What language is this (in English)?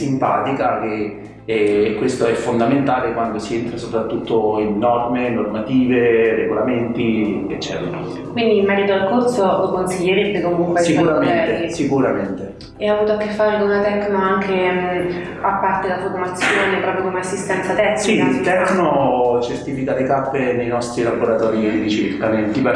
Italian